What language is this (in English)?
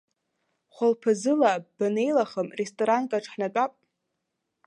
Abkhazian